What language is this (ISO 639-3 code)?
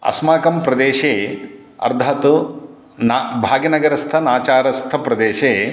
san